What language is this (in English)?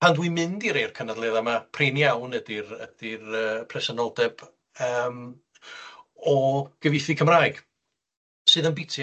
Welsh